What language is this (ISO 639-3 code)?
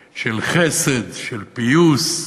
heb